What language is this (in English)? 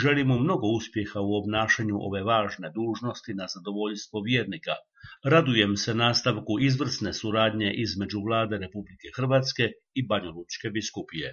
Croatian